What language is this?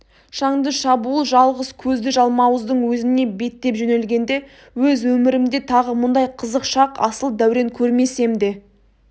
Kazakh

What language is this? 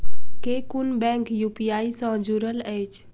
Maithili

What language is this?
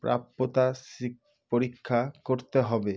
Bangla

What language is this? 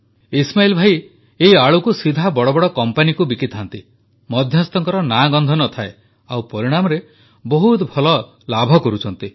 Odia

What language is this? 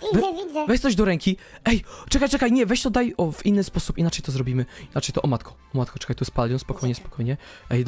Polish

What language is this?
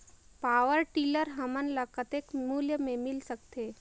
Chhattisgarhi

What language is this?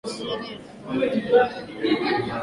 Swahili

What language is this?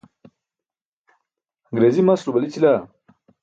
Burushaski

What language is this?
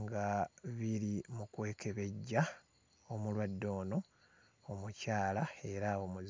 Ganda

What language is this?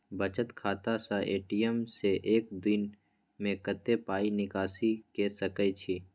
Maithili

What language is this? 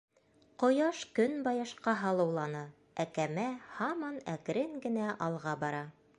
Bashkir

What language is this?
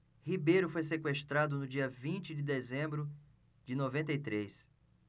Portuguese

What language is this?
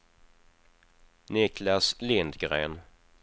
Swedish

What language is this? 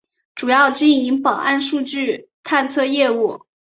Chinese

